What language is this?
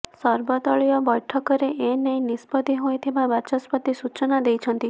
Odia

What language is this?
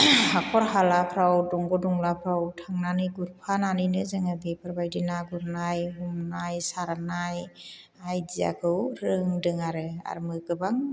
Bodo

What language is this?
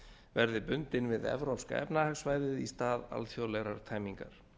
Icelandic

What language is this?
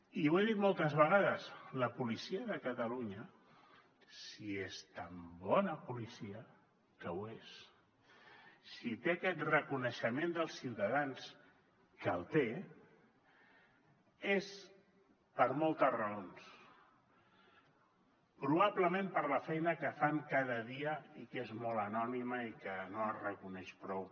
Catalan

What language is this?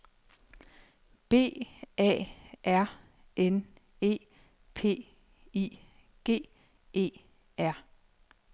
Danish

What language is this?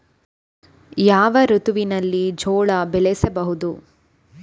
Kannada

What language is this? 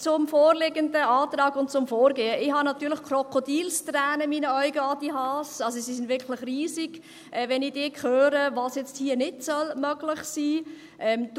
Swiss German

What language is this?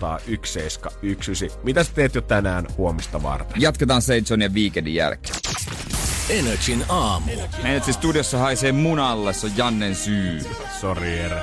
Finnish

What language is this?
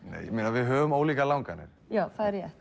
Icelandic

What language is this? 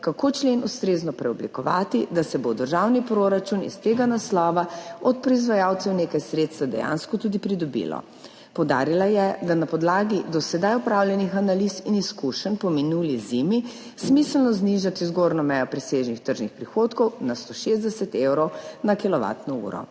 Slovenian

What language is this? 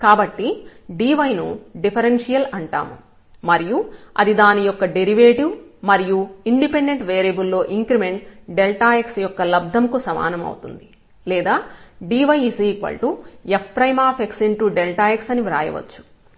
Telugu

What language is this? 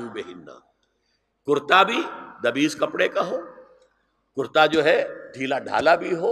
Urdu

